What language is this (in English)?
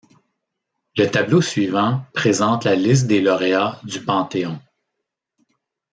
French